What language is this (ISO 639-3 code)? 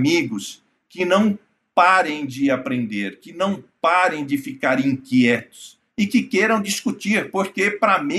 por